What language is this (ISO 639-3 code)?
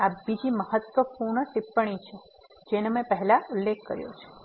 guj